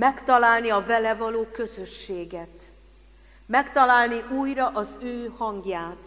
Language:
Hungarian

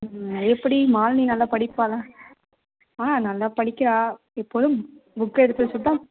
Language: Tamil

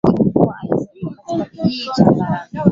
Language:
Swahili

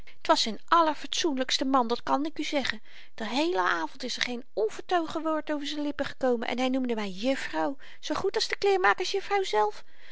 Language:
Dutch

